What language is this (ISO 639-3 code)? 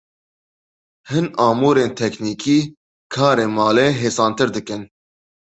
kur